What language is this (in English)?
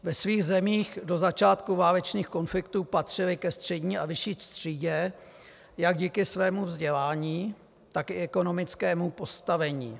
Czech